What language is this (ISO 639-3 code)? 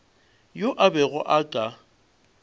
nso